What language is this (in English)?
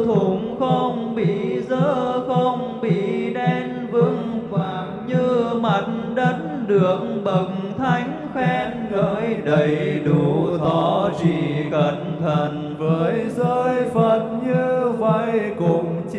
Vietnamese